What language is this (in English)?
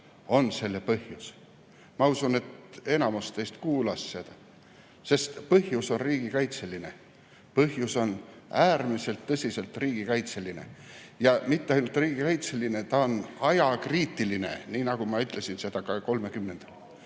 Estonian